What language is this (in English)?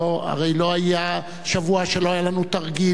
Hebrew